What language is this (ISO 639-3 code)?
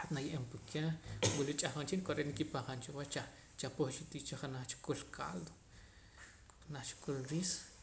poc